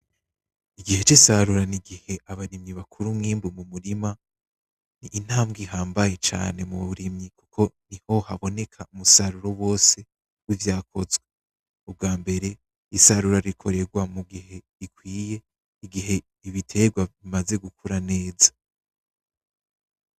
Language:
Rundi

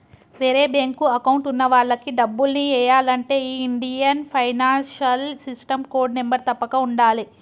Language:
Telugu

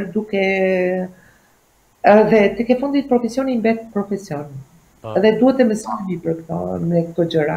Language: Portuguese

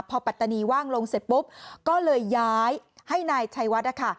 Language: Thai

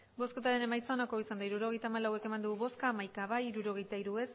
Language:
Basque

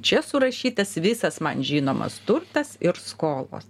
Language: Lithuanian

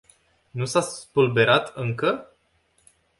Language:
Romanian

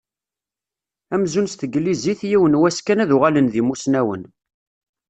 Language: Kabyle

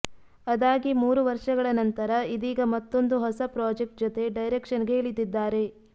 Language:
Kannada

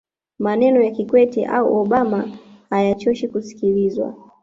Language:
Swahili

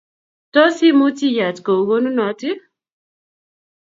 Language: Kalenjin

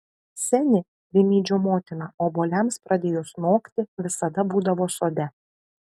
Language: Lithuanian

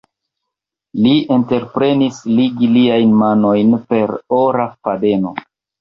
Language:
Esperanto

